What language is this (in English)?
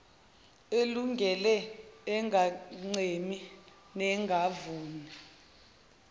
Zulu